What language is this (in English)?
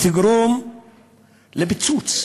Hebrew